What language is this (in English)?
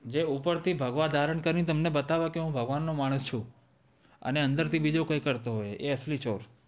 Gujarati